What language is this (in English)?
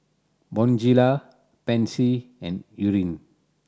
English